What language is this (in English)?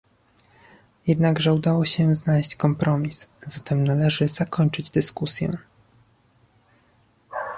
Polish